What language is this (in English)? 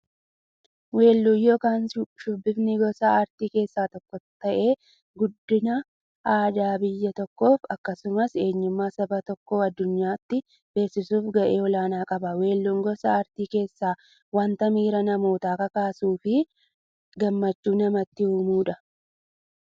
Oromo